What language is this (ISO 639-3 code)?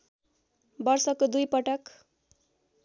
nep